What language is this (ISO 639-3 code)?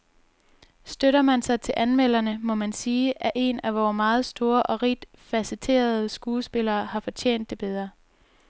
dan